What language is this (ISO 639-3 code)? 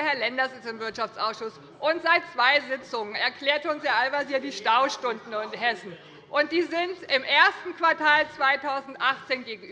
deu